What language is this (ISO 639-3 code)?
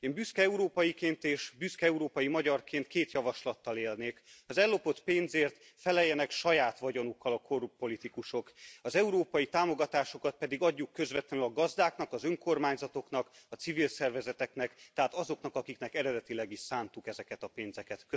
hun